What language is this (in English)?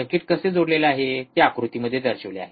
Marathi